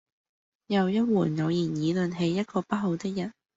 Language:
Cantonese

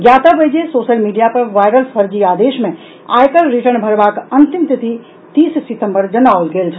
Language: Maithili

